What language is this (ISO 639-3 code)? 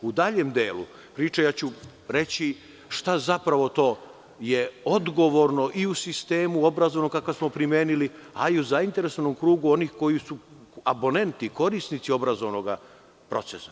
srp